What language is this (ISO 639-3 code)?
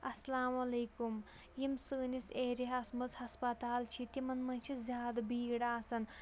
kas